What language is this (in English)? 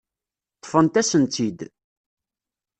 Kabyle